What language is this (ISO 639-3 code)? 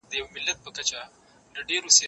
pus